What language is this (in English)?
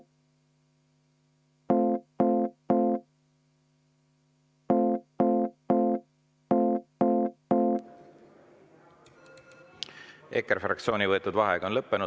Estonian